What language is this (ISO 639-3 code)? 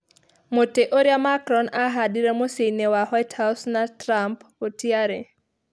kik